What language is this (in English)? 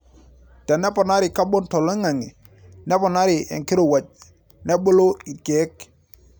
Masai